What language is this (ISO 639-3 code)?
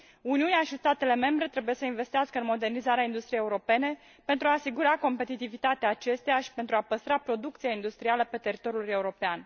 ron